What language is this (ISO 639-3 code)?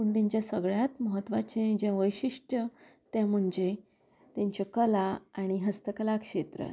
kok